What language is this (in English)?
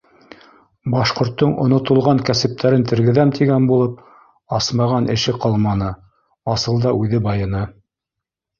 Bashkir